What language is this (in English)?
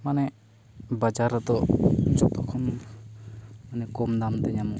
Santali